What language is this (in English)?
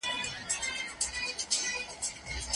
Pashto